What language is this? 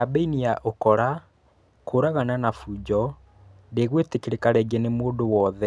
Kikuyu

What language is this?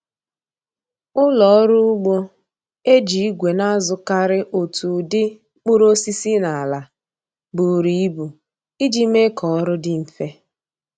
Igbo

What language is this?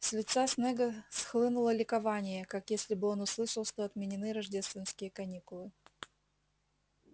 Russian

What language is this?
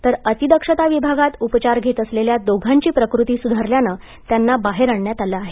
Marathi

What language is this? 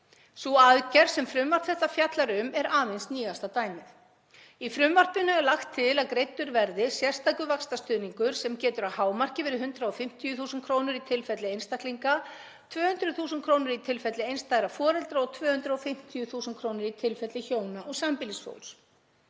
Icelandic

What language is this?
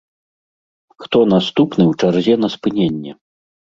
Belarusian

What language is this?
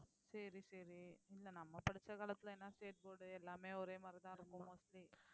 Tamil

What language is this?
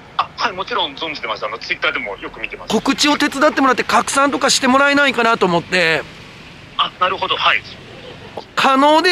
Japanese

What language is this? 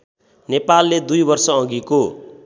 Nepali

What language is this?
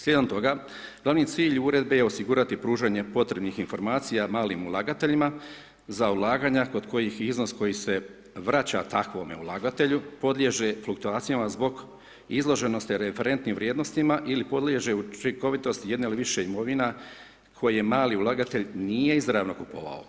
Croatian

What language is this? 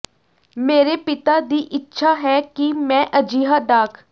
Punjabi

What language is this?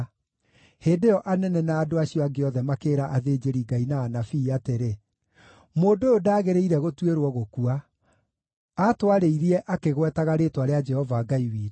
Kikuyu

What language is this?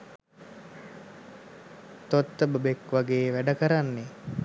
Sinhala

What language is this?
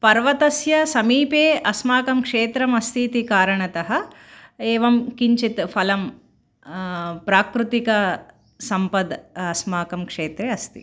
Sanskrit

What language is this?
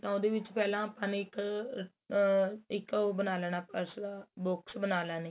Punjabi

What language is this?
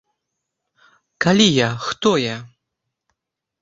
Belarusian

